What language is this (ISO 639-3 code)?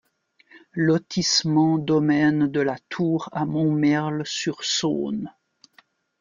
fra